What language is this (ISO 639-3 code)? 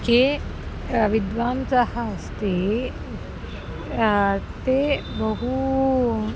san